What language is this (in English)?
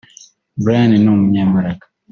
Kinyarwanda